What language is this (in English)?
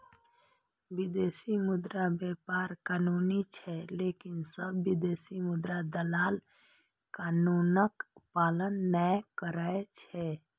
Maithili